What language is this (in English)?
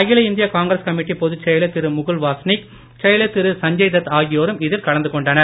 Tamil